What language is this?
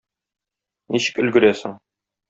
Tatar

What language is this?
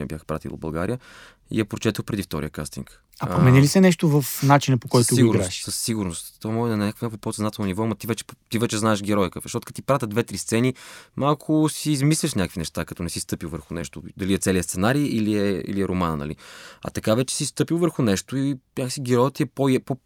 Bulgarian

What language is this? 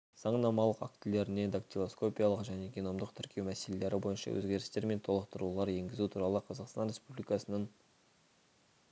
Kazakh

